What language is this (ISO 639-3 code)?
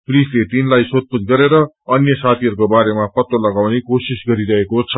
nep